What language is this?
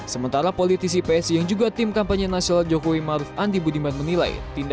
Indonesian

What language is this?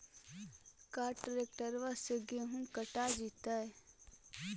Magahi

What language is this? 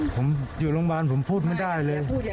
Thai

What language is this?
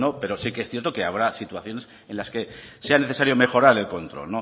Spanish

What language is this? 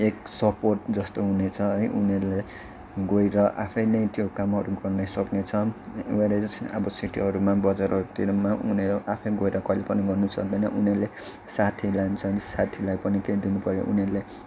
Nepali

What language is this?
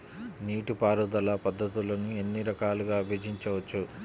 Telugu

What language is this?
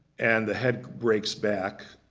English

